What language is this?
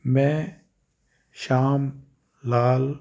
Punjabi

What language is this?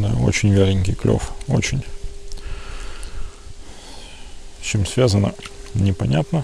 Russian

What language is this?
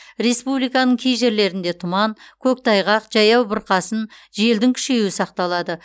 Kazakh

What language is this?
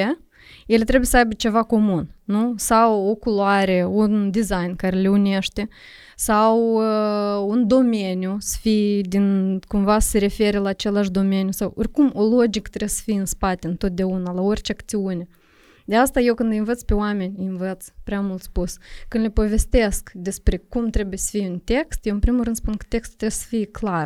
Romanian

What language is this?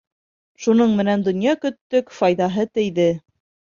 Bashkir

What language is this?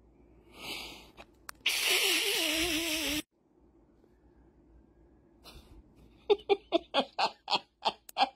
Thai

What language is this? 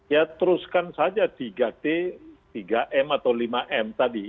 Indonesian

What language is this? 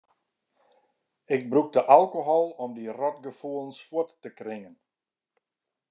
Western Frisian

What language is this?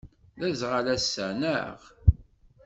Kabyle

